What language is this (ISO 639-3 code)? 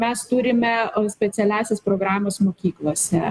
lit